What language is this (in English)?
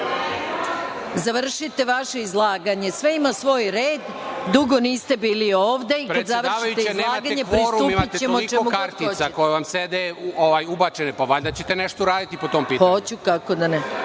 Serbian